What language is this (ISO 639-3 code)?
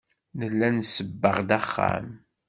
kab